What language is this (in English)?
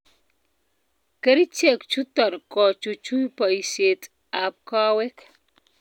Kalenjin